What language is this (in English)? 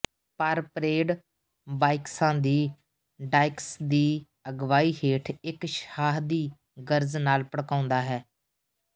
Punjabi